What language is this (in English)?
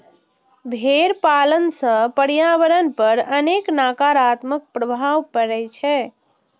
Maithili